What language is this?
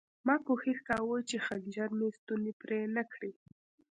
Pashto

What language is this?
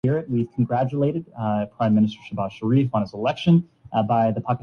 Urdu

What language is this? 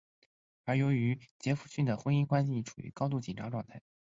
Chinese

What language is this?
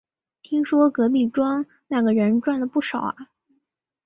Chinese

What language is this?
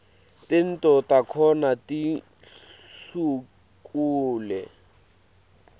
Swati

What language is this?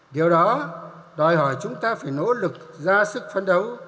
Vietnamese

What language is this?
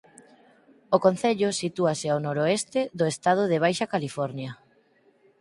Galician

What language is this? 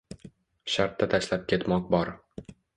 Uzbek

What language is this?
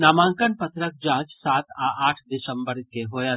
Maithili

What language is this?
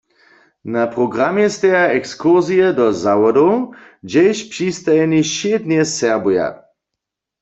Upper Sorbian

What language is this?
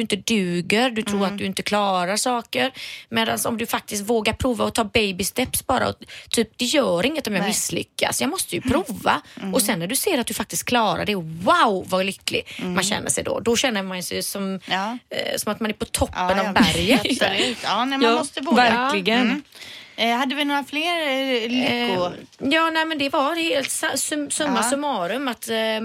Swedish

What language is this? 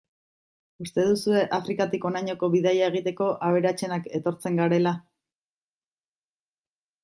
Basque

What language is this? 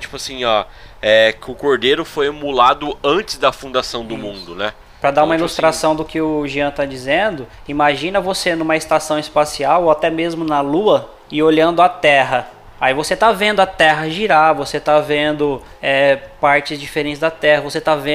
Portuguese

